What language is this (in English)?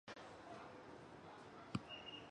Chinese